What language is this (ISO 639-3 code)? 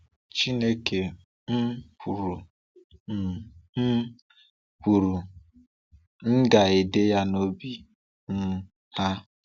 ibo